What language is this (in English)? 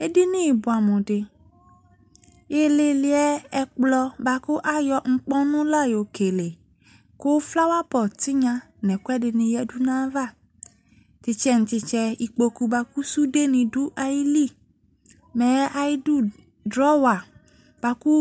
Ikposo